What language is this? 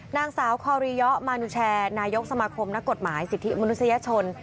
Thai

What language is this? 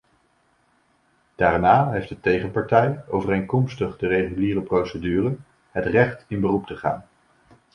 Dutch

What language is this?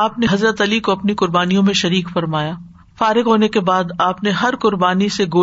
Urdu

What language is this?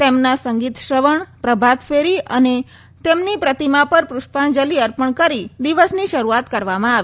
Gujarati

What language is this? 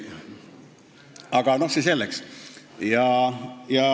Estonian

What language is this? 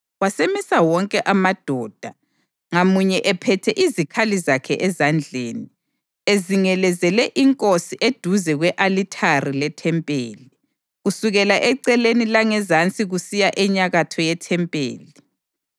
North Ndebele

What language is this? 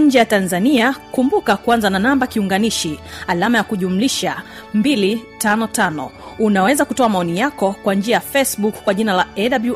Swahili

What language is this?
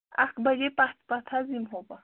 Kashmiri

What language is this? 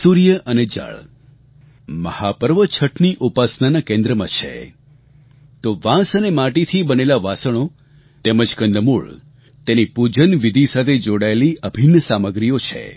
Gujarati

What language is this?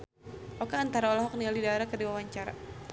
Sundanese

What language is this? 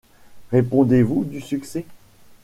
French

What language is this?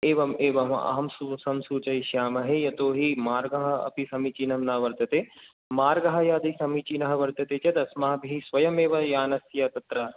Sanskrit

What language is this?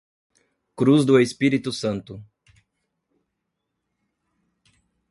Portuguese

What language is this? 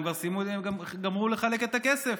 Hebrew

